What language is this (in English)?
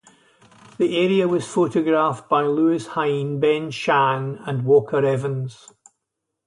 English